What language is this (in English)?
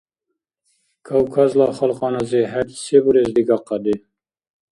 Dargwa